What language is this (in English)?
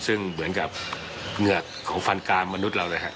Thai